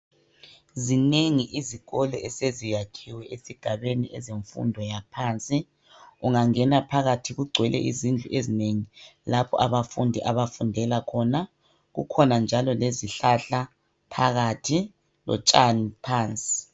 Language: North Ndebele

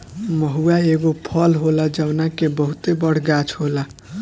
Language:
Bhojpuri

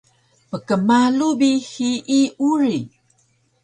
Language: Taroko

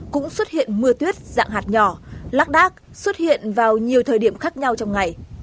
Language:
Vietnamese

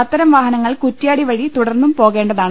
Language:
Malayalam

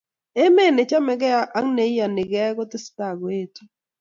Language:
Kalenjin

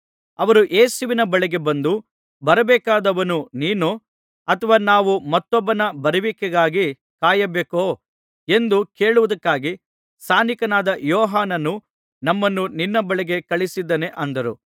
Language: Kannada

